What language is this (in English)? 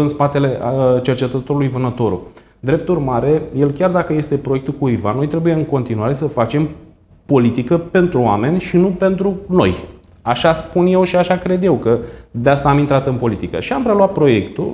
Romanian